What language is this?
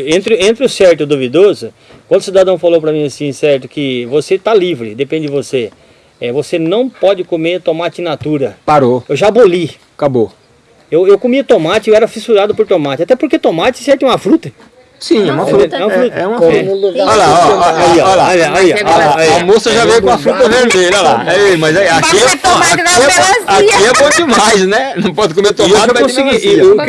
Portuguese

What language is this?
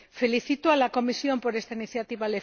Spanish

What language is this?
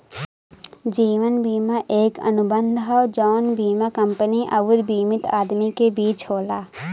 Bhojpuri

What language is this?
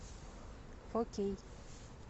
Russian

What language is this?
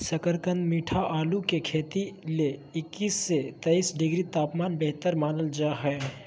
Magahi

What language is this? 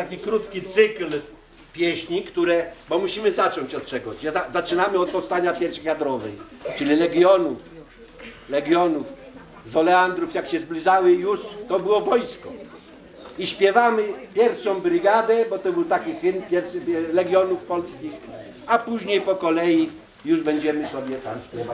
Polish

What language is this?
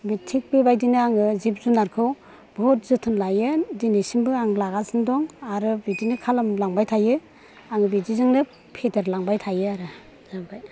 Bodo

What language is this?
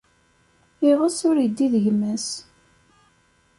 Kabyle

